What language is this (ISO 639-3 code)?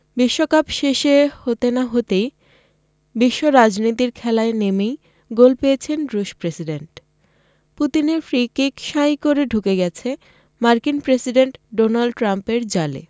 ben